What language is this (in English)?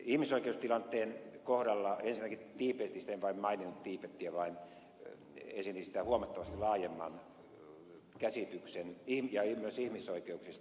Finnish